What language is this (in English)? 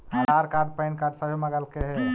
Magahi